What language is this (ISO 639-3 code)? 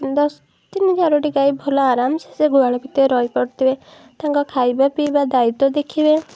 ori